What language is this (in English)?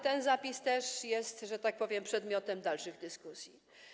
Polish